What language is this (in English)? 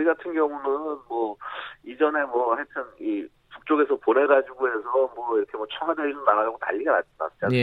Korean